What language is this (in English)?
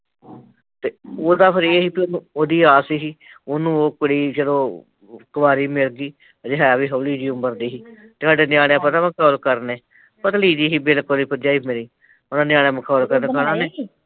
Punjabi